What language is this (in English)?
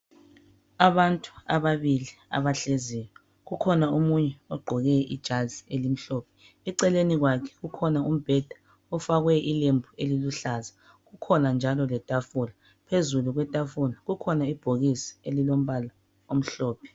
North Ndebele